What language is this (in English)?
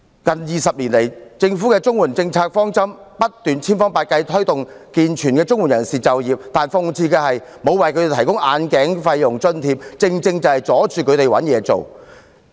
Cantonese